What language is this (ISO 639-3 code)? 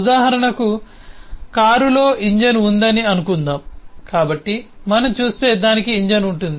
tel